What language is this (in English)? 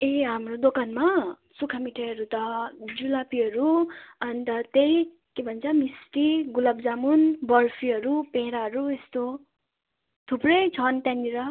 Nepali